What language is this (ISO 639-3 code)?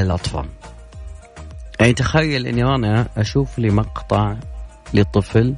ara